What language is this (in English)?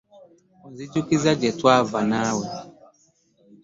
Ganda